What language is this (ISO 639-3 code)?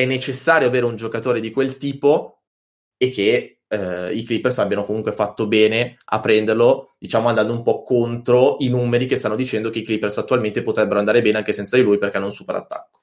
ita